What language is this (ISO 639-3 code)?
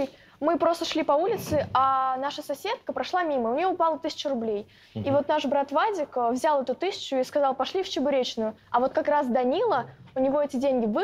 rus